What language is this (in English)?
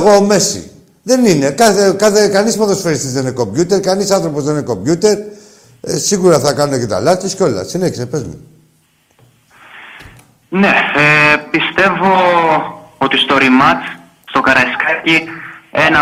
Greek